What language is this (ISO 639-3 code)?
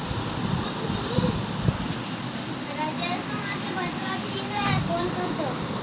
mag